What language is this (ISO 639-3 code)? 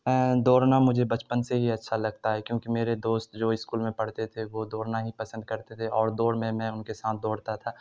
urd